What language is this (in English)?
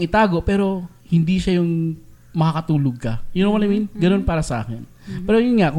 Filipino